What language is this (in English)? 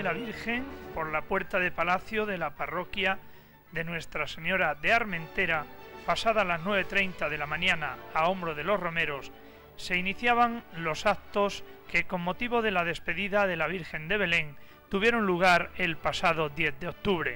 Spanish